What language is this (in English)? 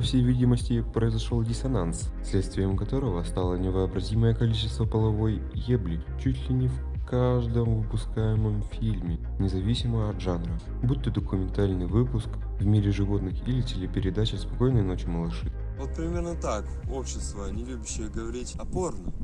Russian